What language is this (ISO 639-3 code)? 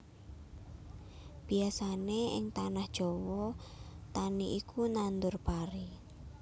jav